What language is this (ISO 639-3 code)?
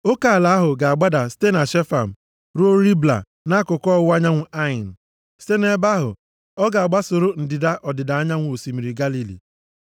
ibo